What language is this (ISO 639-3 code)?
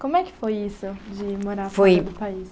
por